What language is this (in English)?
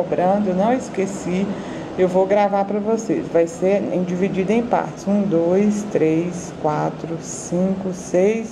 Portuguese